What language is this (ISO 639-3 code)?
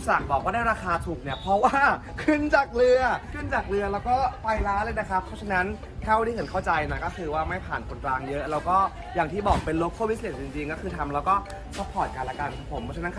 tha